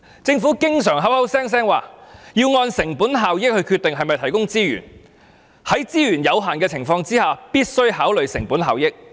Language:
Cantonese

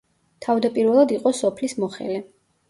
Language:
Georgian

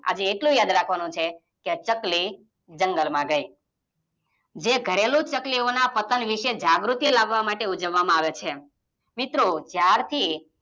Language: Gujarati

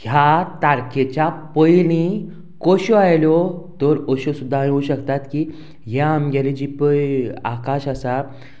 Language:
Konkani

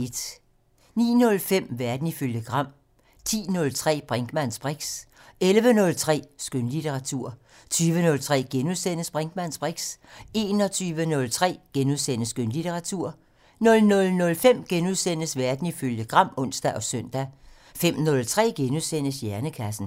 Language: Danish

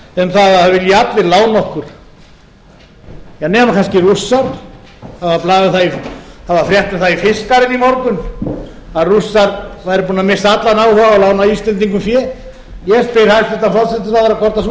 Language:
Icelandic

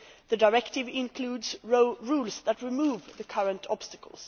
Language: English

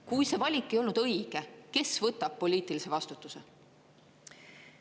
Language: Estonian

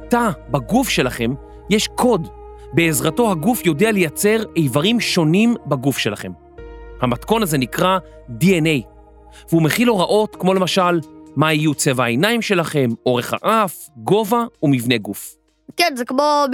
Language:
Hebrew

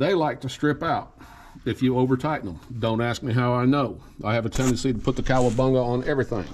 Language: English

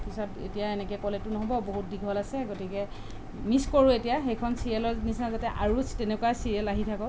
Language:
Assamese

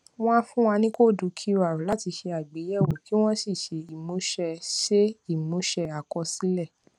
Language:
Yoruba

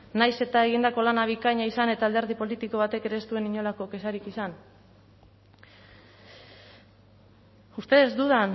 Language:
Basque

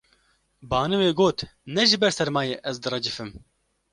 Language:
Kurdish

